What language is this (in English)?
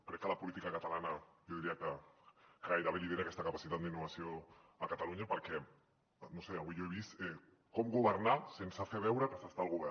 Catalan